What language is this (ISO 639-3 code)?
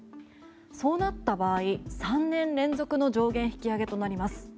jpn